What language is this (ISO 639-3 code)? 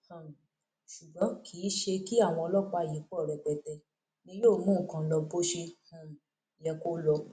yor